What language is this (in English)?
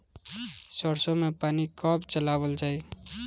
Bhojpuri